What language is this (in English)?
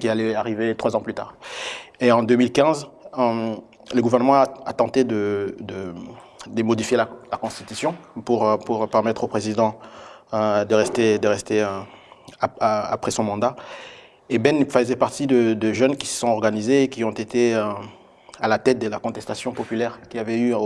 French